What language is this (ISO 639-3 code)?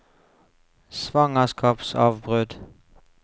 nor